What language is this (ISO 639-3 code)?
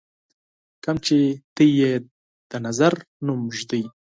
pus